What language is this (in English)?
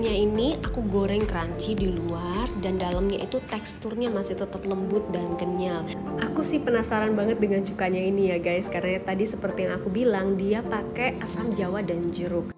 Indonesian